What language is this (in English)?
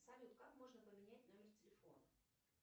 Russian